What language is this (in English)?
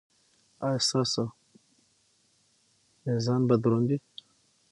Pashto